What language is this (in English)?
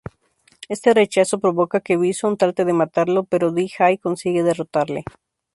Spanish